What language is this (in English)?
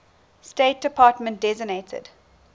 English